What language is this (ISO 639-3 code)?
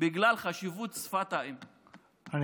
heb